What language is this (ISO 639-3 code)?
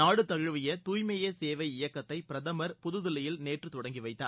tam